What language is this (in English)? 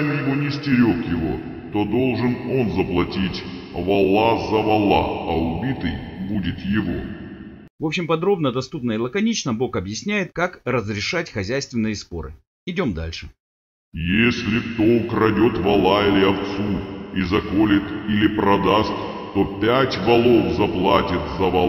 Russian